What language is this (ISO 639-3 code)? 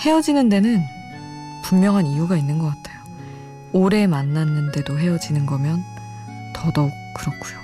kor